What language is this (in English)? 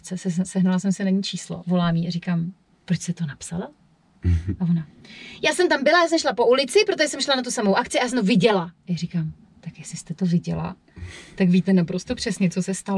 Czech